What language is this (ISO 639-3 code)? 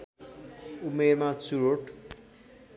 nep